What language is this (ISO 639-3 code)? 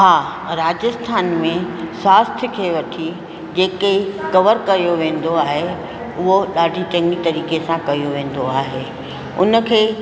snd